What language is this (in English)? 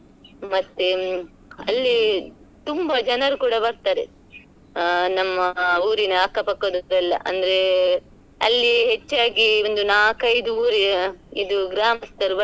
Kannada